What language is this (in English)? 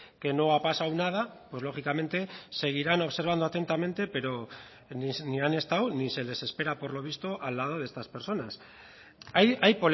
Spanish